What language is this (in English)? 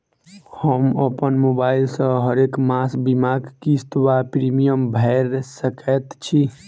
Maithili